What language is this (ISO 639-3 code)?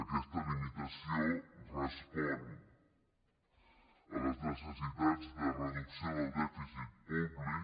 cat